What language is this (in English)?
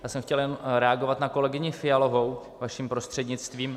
Czech